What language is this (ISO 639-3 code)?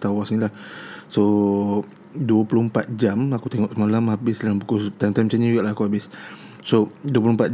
msa